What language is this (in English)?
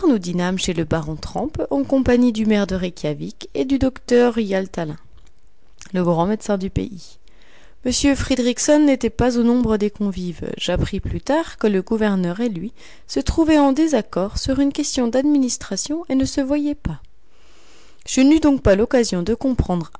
French